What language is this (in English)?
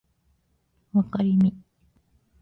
Japanese